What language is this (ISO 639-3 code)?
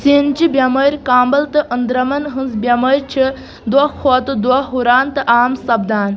kas